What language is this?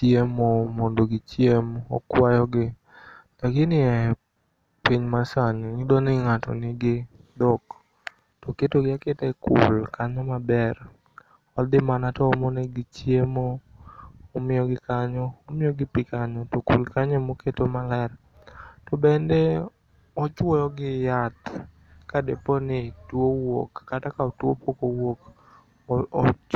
Luo (Kenya and Tanzania)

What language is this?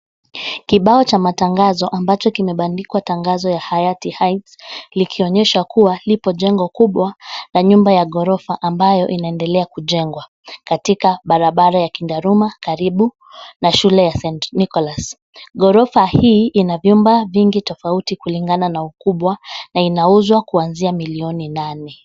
Swahili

